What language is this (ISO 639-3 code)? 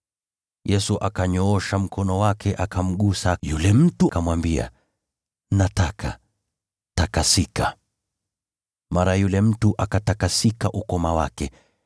swa